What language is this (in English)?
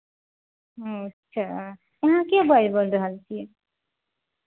Hindi